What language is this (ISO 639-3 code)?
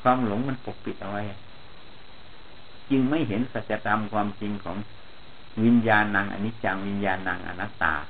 tha